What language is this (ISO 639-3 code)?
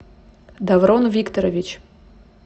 rus